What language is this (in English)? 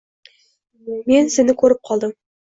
Uzbek